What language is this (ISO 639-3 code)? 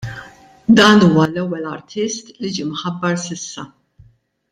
mlt